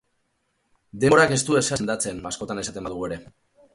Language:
Basque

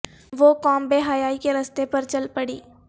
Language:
Urdu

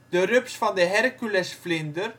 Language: Dutch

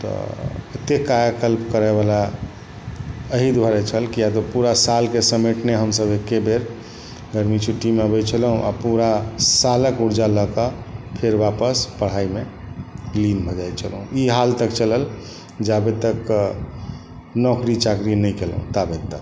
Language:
Maithili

